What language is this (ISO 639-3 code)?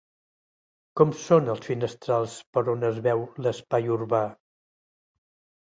cat